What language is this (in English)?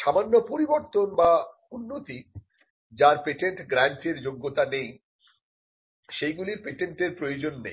Bangla